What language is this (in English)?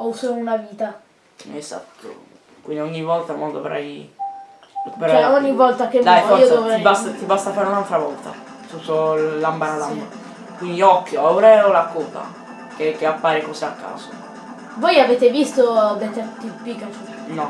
Italian